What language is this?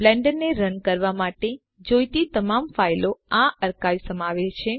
Gujarati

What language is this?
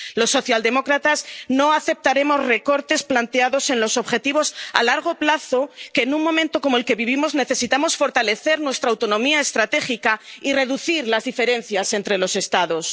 Spanish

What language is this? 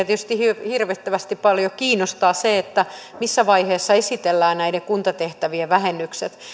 Finnish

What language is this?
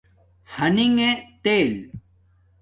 Domaaki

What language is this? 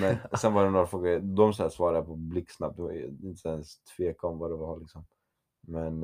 Swedish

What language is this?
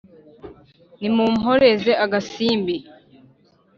Kinyarwanda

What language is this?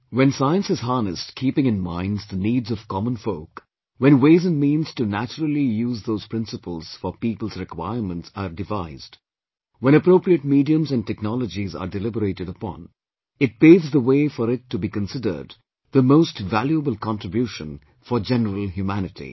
English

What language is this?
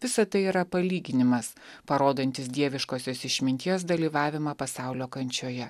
Lithuanian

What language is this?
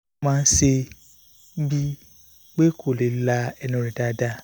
Yoruba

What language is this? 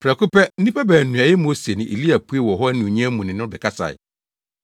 Akan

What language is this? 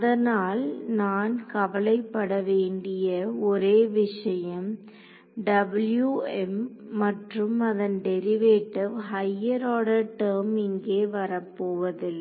Tamil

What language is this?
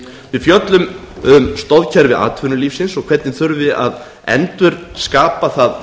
Icelandic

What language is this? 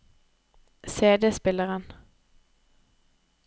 Norwegian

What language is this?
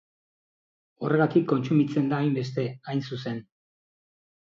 Basque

